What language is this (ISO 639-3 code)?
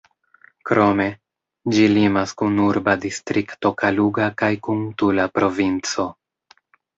epo